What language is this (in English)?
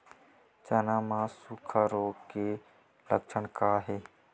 Chhattisgarhi